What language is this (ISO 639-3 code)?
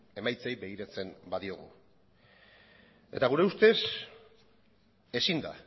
eus